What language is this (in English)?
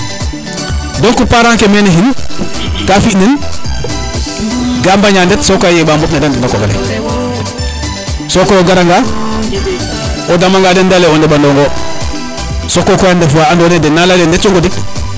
Serer